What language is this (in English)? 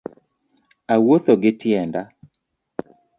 Luo (Kenya and Tanzania)